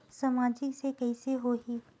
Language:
Chhattisgarhi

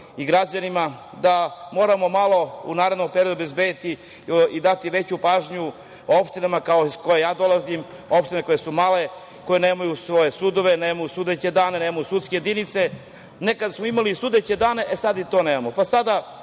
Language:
Serbian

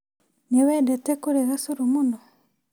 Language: Kikuyu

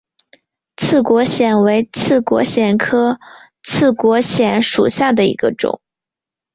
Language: Chinese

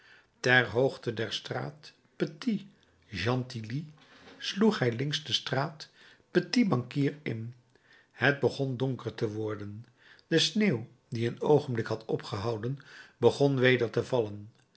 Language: Dutch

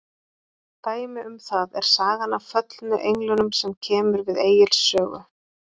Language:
Icelandic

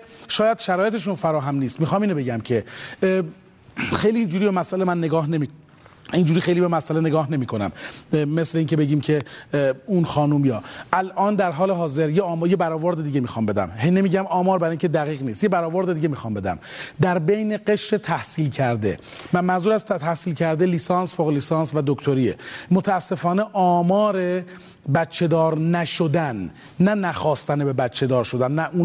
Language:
Persian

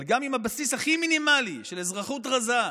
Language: Hebrew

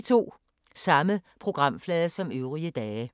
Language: Danish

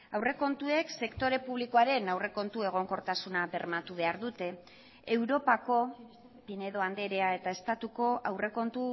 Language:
Basque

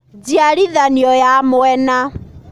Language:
Kikuyu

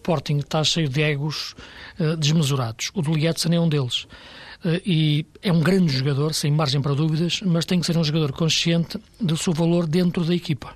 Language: Portuguese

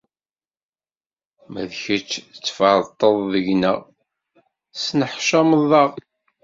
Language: Kabyle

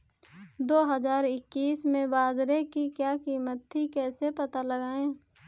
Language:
Hindi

